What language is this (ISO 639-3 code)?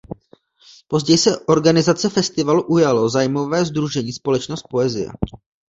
ces